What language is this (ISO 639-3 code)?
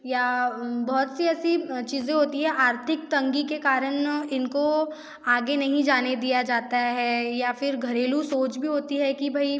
hin